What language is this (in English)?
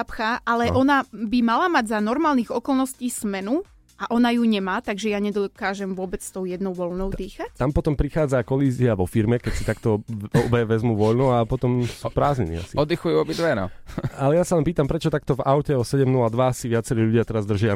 Slovak